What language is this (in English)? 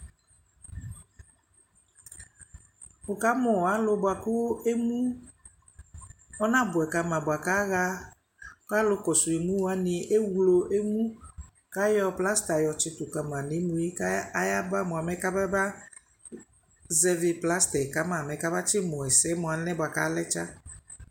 Ikposo